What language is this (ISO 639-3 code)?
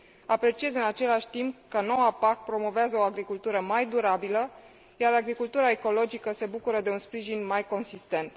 ron